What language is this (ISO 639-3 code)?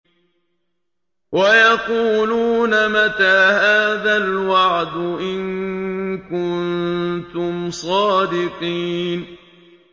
ara